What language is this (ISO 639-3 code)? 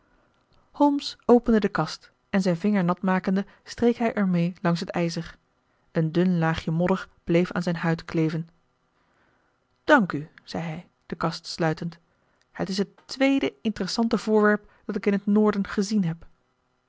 nld